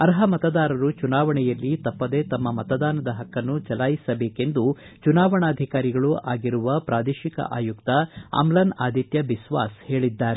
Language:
Kannada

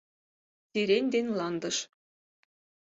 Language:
Mari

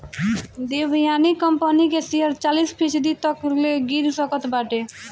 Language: Bhojpuri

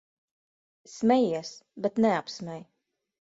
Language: Latvian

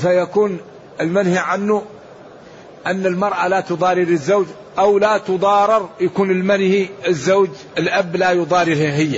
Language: Arabic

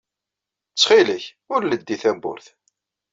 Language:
Kabyle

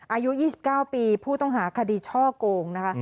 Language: Thai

